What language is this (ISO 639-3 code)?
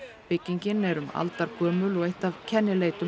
isl